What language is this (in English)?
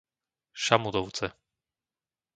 Slovak